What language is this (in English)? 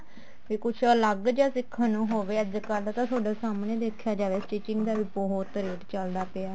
Punjabi